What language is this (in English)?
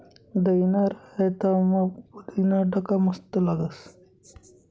Marathi